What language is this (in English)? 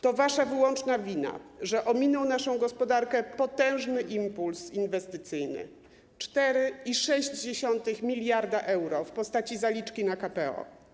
Polish